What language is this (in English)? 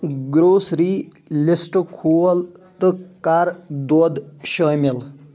Kashmiri